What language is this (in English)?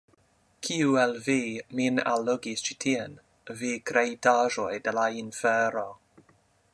Esperanto